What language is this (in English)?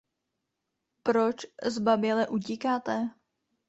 Czech